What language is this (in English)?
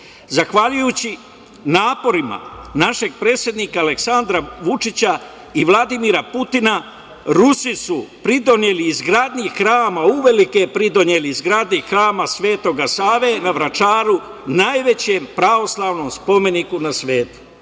Serbian